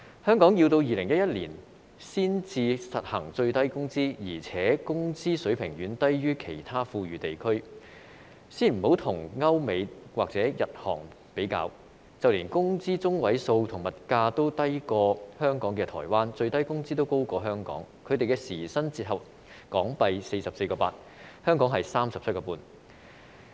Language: Cantonese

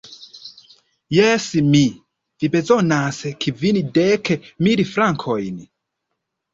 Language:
Esperanto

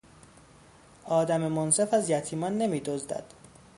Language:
Persian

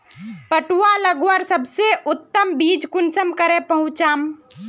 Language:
Magahi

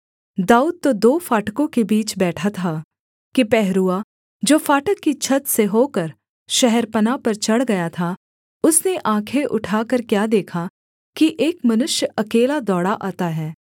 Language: Hindi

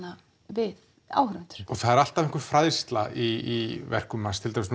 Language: Icelandic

